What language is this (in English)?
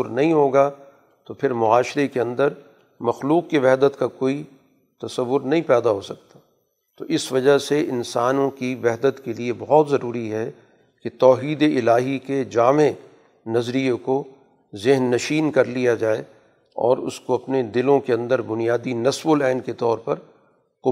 Urdu